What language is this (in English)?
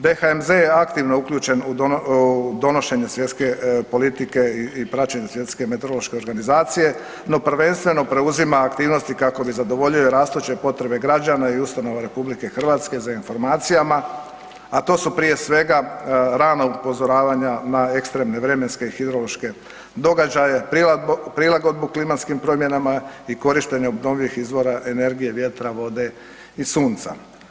Croatian